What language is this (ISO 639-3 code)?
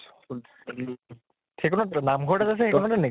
asm